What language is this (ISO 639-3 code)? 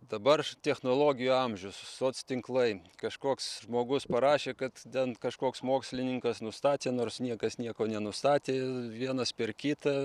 lit